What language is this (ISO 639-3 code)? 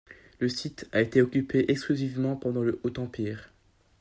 fra